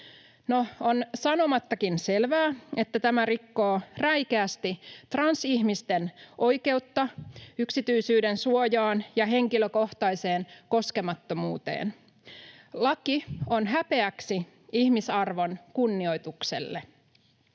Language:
Finnish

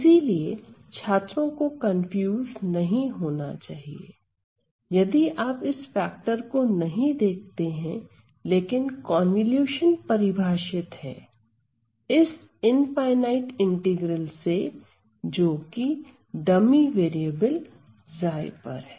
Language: Hindi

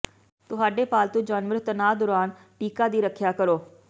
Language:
Punjabi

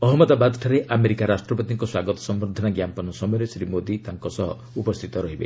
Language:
Odia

